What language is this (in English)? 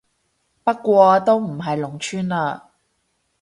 Cantonese